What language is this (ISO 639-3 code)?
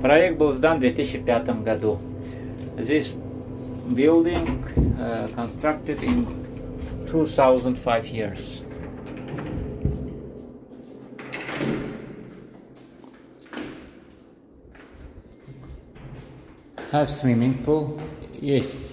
rus